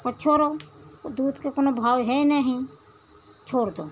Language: Hindi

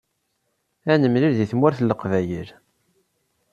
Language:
Kabyle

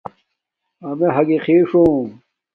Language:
Domaaki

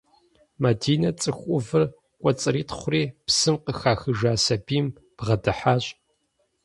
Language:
Kabardian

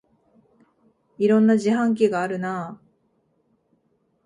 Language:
Japanese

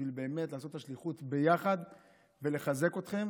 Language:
Hebrew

